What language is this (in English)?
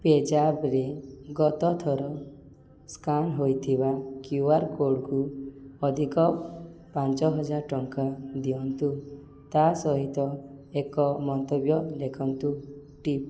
Odia